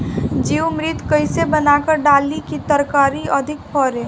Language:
Bhojpuri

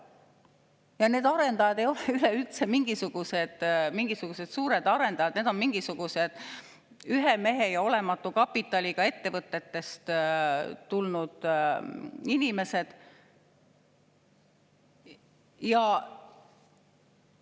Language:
Estonian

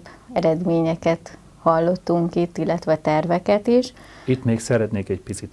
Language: Hungarian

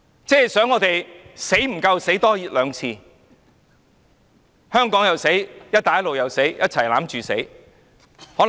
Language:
Cantonese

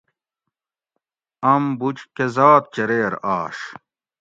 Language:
Gawri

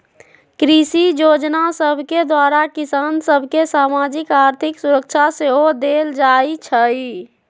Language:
Magahi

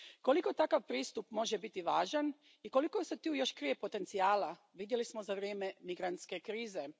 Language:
Croatian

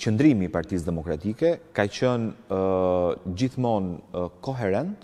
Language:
Romanian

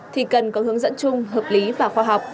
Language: Vietnamese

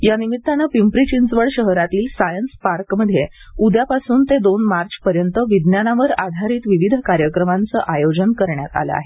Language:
Marathi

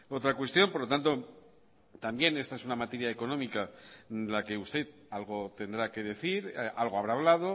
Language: Spanish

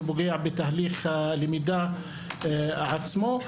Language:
Hebrew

